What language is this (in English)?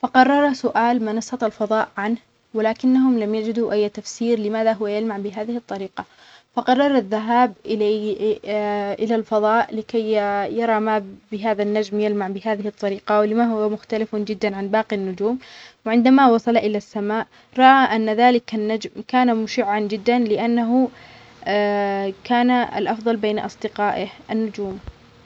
Omani Arabic